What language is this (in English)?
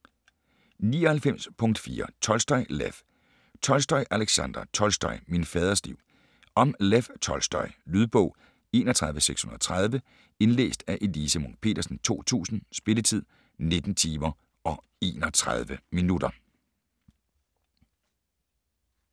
Danish